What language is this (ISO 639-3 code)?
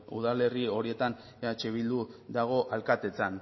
eus